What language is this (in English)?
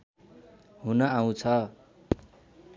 Nepali